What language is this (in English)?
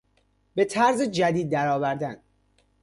Persian